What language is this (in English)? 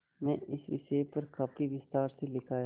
Hindi